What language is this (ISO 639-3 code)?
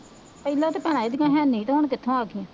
pan